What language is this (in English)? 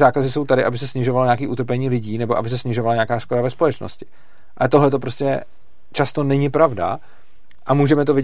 Czech